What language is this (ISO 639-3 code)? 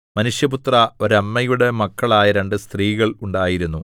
mal